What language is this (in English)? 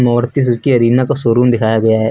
Hindi